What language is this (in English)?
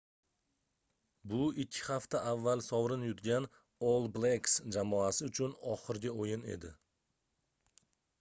Uzbek